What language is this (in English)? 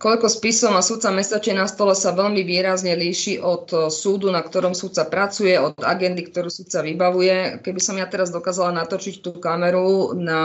Slovak